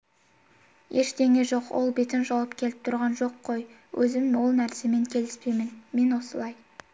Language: Kazakh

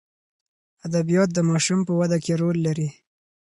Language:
Pashto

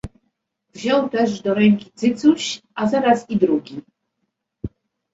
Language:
Polish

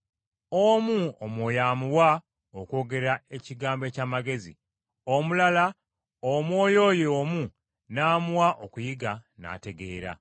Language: Ganda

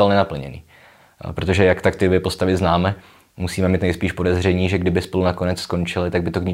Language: Czech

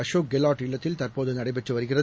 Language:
Tamil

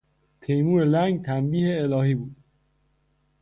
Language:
Persian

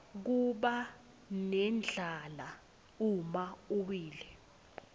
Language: Swati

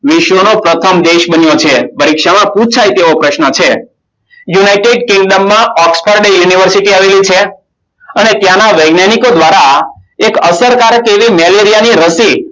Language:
Gujarati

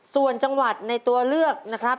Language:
Thai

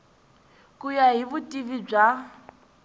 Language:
Tsonga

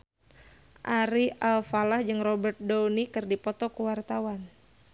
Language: Sundanese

